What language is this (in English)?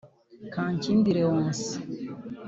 Kinyarwanda